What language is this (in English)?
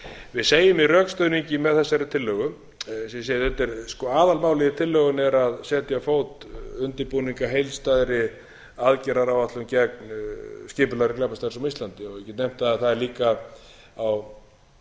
Icelandic